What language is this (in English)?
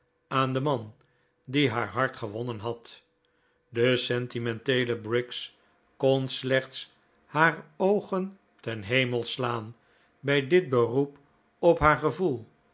Dutch